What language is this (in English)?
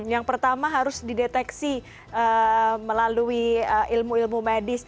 Indonesian